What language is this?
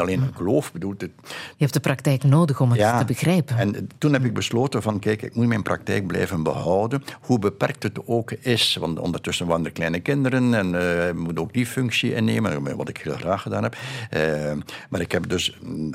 Dutch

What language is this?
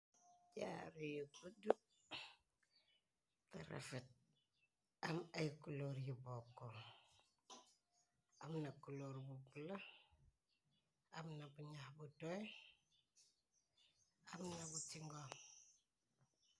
Wolof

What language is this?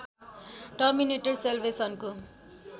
Nepali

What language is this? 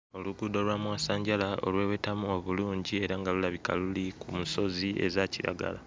Ganda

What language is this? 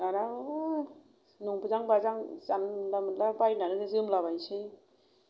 Bodo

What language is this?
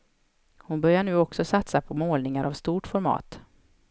Swedish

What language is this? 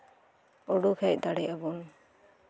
Santali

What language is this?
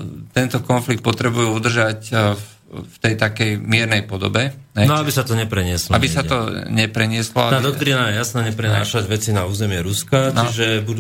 Slovak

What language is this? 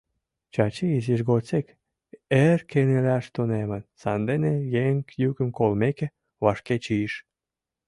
Mari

